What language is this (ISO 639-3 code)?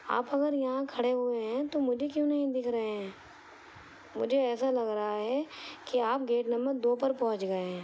urd